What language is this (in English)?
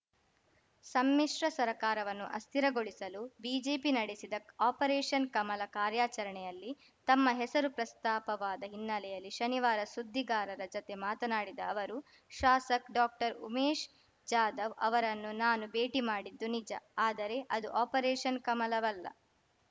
Kannada